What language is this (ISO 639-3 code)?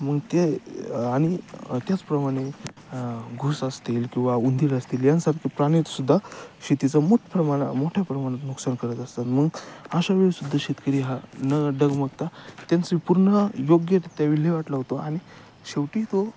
mar